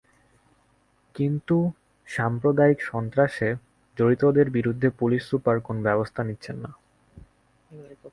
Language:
Bangla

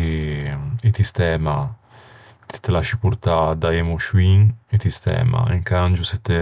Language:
Ligurian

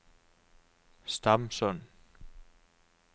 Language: Norwegian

